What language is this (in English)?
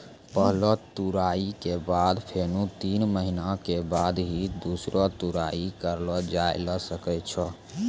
Maithili